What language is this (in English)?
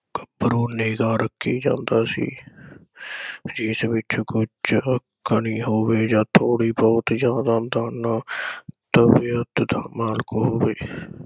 Punjabi